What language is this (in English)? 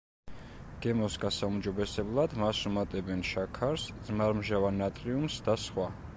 Georgian